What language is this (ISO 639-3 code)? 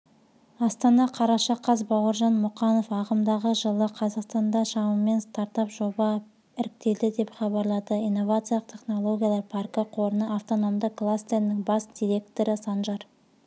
kaz